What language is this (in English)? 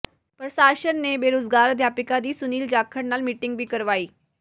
Punjabi